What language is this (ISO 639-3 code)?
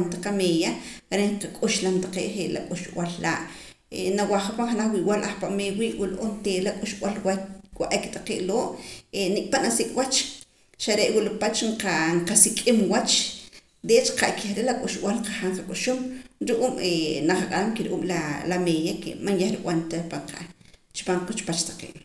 poc